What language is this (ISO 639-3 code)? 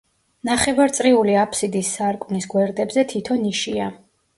kat